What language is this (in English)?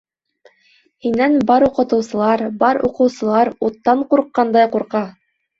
Bashkir